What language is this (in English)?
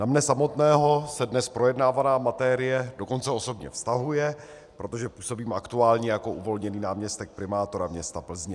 Czech